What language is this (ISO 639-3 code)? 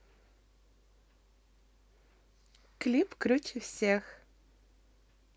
rus